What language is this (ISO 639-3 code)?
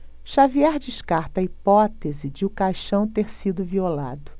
por